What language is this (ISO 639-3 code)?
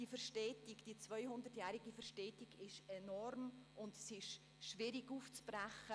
gsw